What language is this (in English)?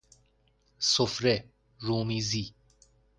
Persian